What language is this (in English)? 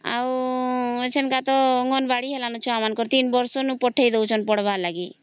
Odia